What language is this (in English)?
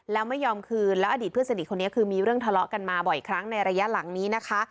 Thai